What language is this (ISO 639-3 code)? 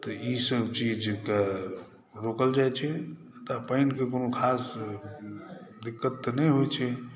mai